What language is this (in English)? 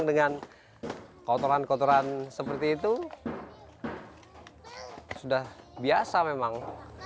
Indonesian